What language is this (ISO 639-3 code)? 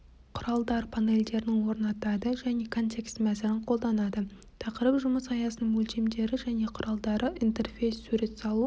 kaz